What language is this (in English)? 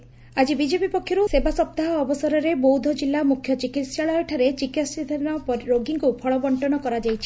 Odia